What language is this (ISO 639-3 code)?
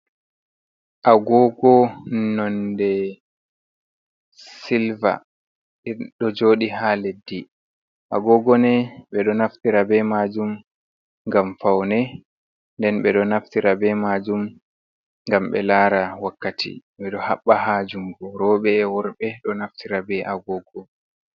ful